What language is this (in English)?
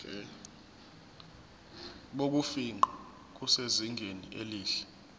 Zulu